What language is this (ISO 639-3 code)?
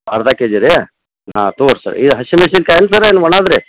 kan